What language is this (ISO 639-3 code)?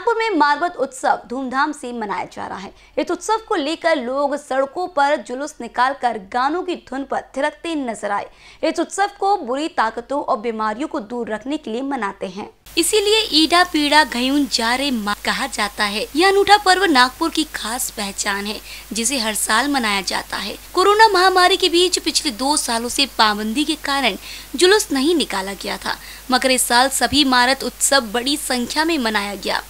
hin